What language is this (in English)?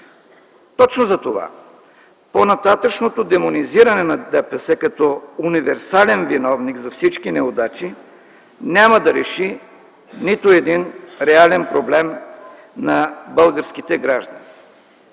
Bulgarian